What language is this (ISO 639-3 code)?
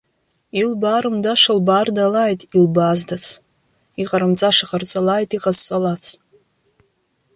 abk